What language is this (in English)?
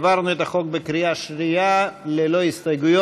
Hebrew